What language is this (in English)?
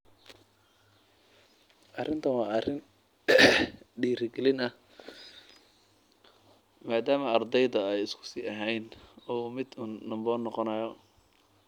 Somali